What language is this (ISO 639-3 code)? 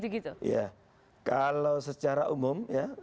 ind